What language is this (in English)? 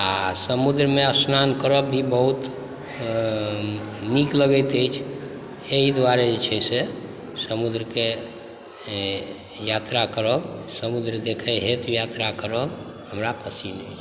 Maithili